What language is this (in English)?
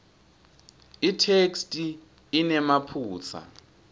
Swati